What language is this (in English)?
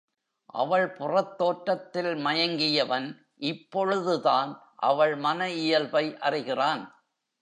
Tamil